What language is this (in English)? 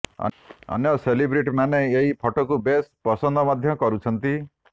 Odia